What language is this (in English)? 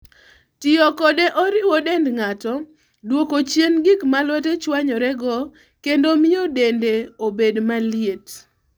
Luo (Kenya and Tanzania)